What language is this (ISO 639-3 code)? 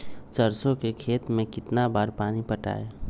mag